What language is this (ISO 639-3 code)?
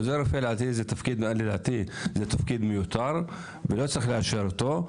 heb